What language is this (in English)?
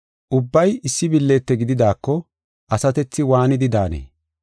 Gofa